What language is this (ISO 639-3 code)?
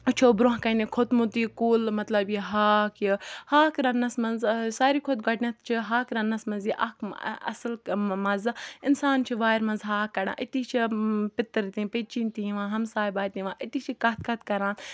kas